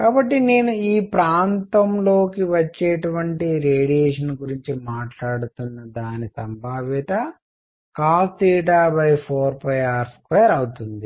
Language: Telugu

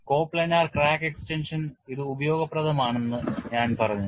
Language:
Malayalam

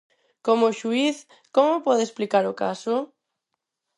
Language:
Galician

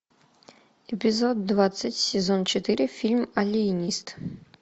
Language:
Russian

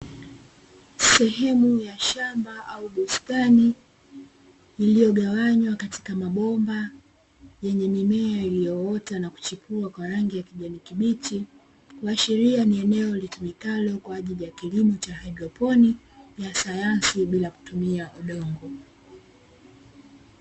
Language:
Swahili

